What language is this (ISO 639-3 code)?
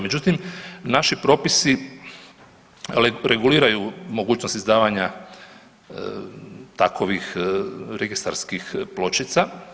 hrv